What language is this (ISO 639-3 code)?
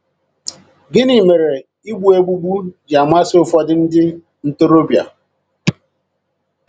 ibo